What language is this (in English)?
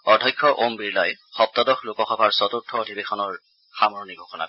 Assamese